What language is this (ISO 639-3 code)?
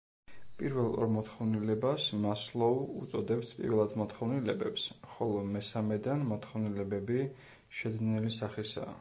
kat